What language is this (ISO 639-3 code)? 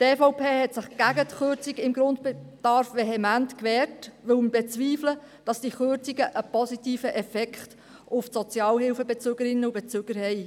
gsw